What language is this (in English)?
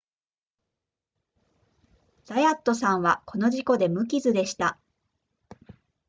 Japanese